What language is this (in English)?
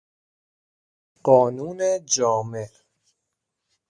Persian